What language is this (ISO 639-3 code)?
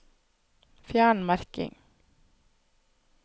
nor